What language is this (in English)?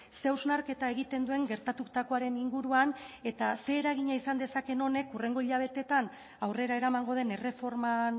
Basque